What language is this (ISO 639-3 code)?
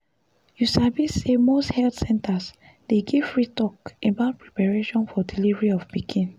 pcm